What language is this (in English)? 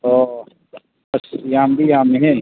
Manipuri